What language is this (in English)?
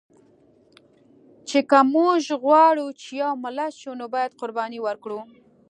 Pashto